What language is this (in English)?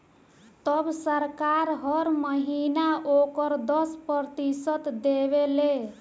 Bhojpuri